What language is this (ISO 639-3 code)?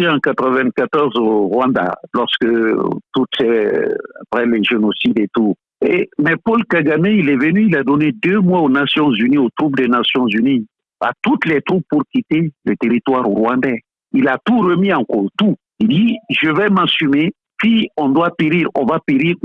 fra